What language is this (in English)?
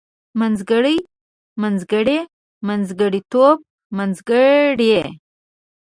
Pashto